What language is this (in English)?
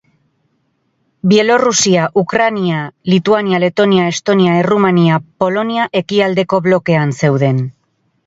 Basque